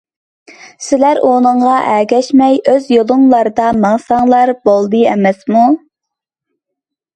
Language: Uyghur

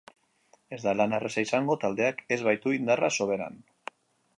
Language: Basque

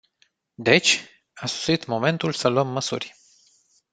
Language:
Romanian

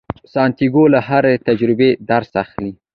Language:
Pashto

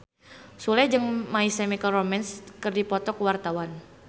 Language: Sundanese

